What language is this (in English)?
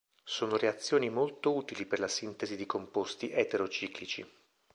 Italian